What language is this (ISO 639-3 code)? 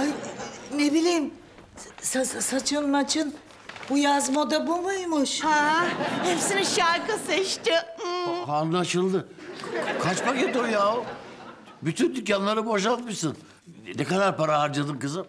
tur